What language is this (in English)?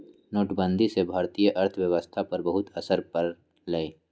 Magahi